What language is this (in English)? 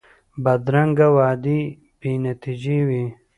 Pashto